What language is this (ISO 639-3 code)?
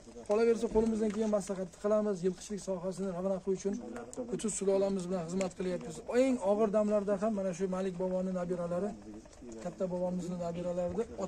tur